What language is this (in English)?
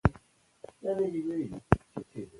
Pashto